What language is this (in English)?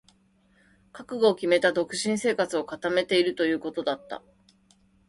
Japanese